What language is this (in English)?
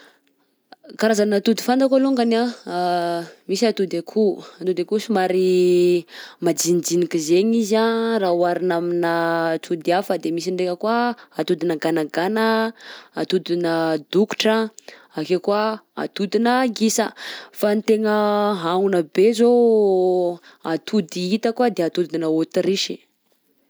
Southern Betsimisaraka Malagasy